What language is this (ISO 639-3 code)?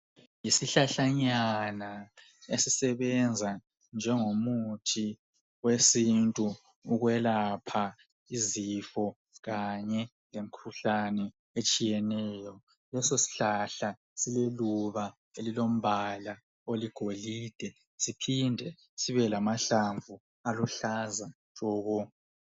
nde